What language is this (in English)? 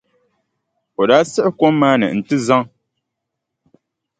Dagbani